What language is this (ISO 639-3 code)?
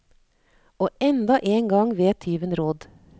nor